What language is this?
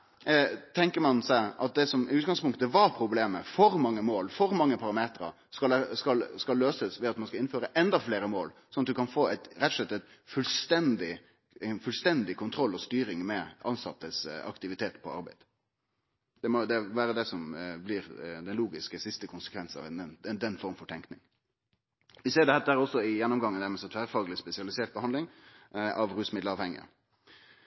Norwegian Nynorsk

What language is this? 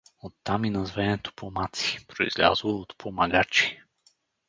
Bulgarian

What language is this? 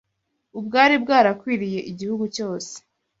Kinyarwanda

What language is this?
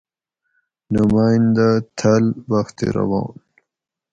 Gawri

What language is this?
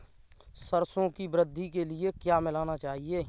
Hindi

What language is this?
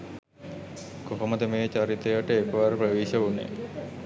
Sinhala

